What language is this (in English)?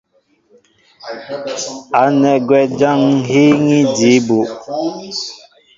Mbo (Cameroon)